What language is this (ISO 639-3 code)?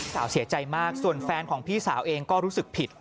tha